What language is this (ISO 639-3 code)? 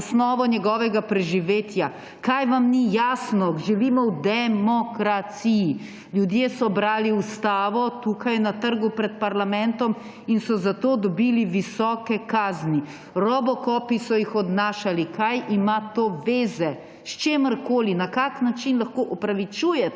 slv